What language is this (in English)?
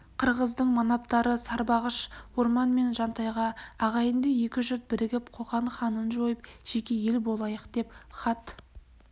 Kazakh